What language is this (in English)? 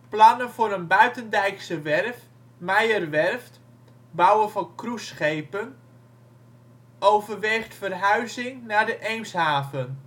Dutch